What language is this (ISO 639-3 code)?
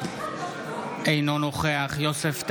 heb